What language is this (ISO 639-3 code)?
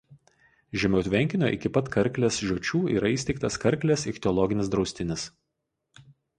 lit